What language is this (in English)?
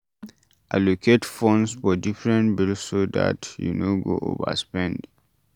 Nigerian Pidgin